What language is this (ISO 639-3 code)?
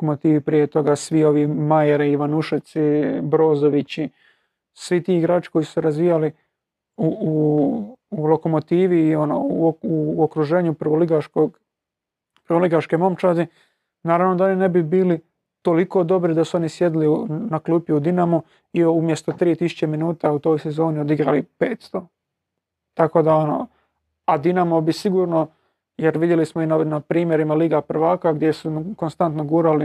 hrv